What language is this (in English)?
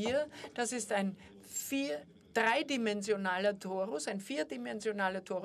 German